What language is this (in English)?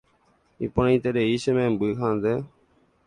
Guarani